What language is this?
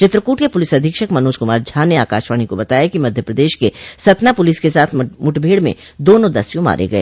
Hindi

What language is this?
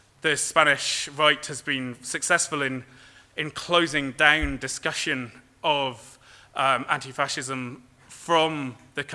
English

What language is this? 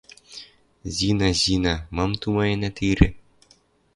Western Mari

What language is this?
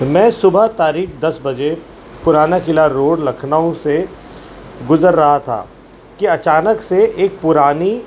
Urdu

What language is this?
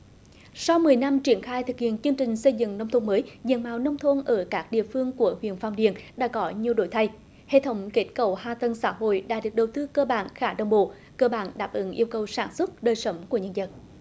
Vietnamese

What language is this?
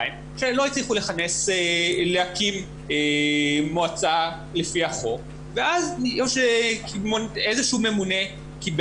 Hebrew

